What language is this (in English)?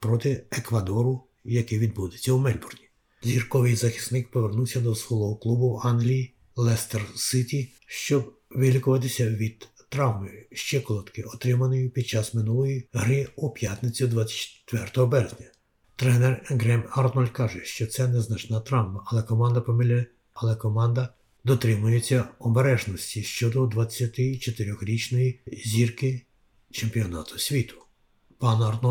Ukrainian